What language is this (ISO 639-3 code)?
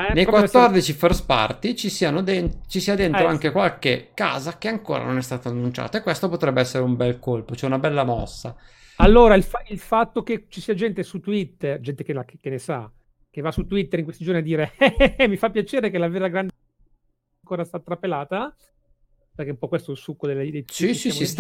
ita